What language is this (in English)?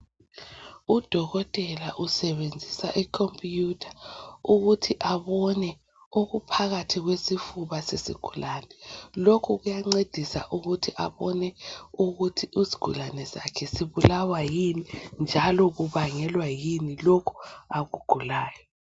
North Ndebele